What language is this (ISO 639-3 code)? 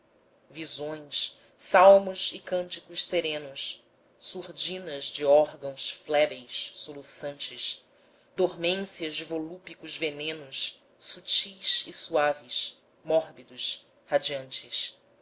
por